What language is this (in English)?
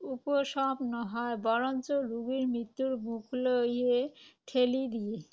Assamese